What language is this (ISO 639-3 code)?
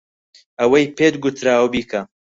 ckb